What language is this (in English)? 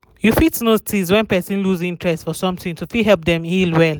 Nigerian Pidgin